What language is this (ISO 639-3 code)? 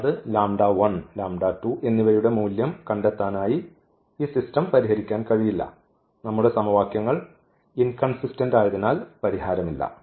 mal